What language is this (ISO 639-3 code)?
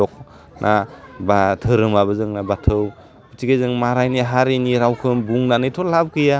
brx